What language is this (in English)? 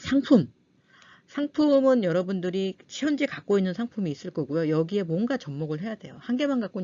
Korean